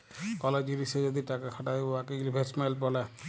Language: Bangla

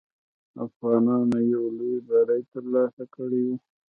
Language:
Pashto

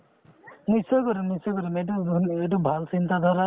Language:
Assamese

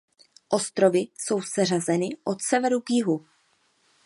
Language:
Czech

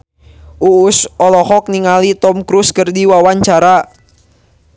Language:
Sundanese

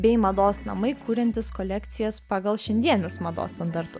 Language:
Lithuanian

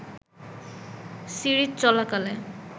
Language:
Bangla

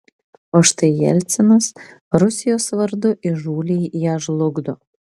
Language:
Lithuanian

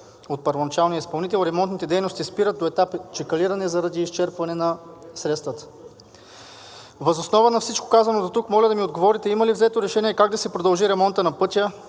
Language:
Bulgarian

